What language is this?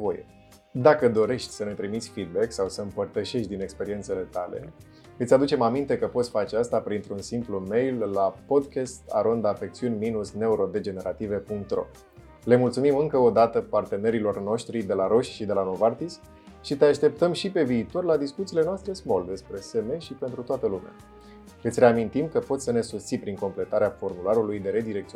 Romanian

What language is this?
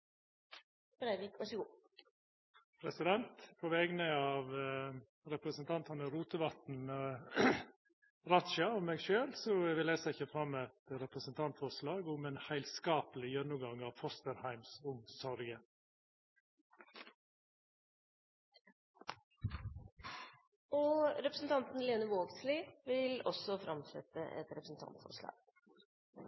Norwegian Nynorsk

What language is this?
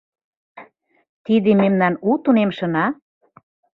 Mari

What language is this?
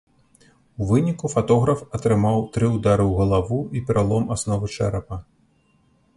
Belarusian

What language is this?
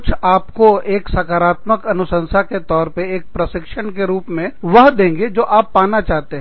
Hindi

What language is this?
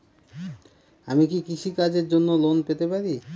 Bangla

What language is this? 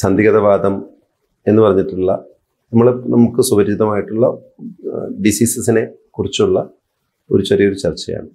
Malayalam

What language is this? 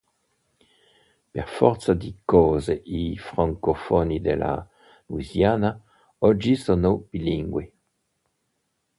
Italian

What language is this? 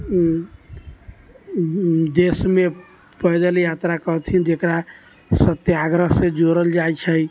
Maithili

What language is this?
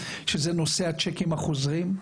Hebrew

